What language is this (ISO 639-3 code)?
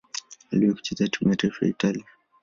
swa